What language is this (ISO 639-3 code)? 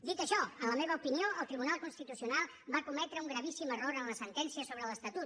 cat